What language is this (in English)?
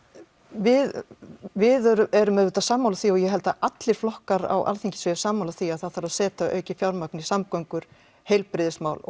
Icelandic